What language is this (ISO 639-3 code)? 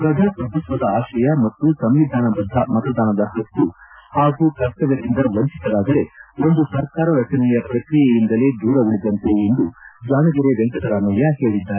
kan